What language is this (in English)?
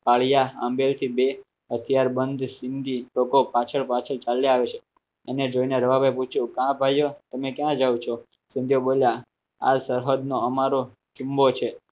Gujarati